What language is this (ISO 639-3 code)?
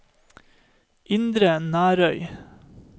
nor